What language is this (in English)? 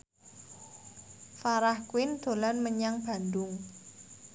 Javanese